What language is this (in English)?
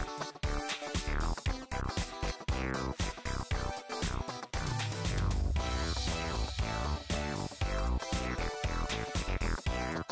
Czech